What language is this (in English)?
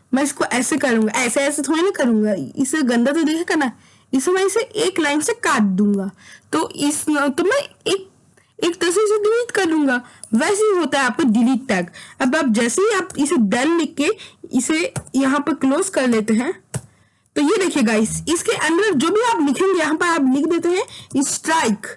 Hindi